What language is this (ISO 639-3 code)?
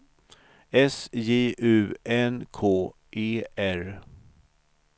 swe